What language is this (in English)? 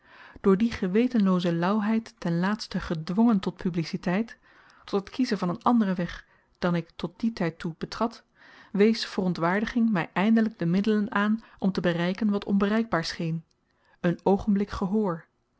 Dutch